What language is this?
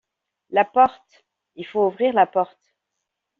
French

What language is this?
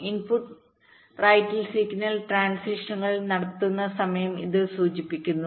Malayalam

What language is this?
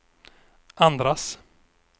Swedish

